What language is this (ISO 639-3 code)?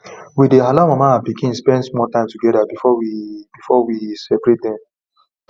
pcm